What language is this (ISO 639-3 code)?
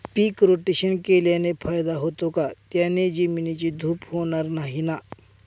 mar